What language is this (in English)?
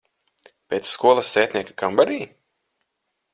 Latvian